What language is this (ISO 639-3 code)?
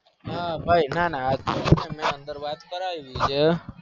guj